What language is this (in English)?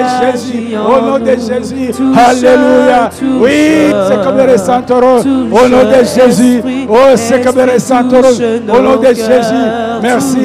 French